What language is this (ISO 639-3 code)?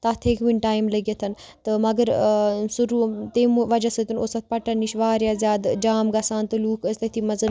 kas